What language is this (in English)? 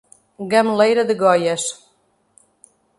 Portuguese